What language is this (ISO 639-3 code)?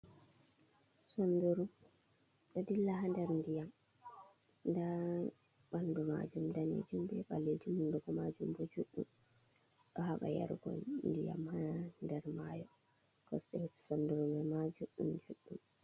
ful